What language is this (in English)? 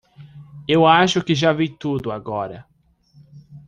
Portuguese